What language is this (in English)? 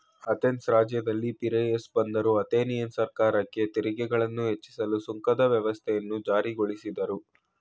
Kannada